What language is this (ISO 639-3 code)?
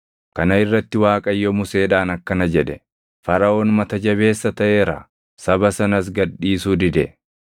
orm